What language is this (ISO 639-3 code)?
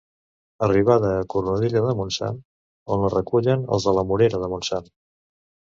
cat